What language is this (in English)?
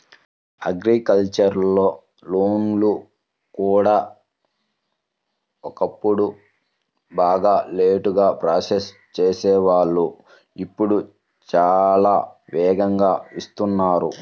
Telugu